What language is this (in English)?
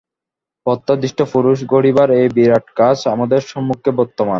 Bangla